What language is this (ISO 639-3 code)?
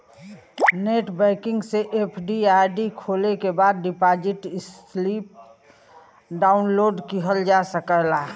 bho